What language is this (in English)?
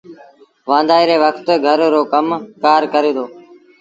Sindhi Bhil